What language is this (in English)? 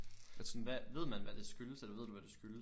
Danish